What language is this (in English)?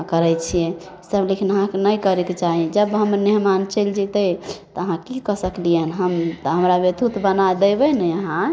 Maithili